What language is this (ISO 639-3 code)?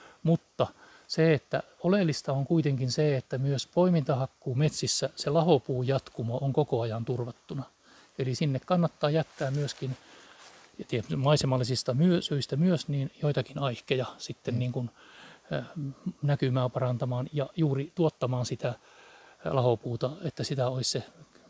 fin